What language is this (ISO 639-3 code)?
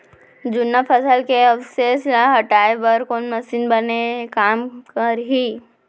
hne